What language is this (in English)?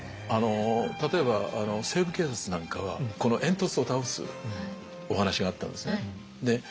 Japanese